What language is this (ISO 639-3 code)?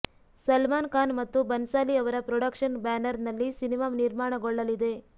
kan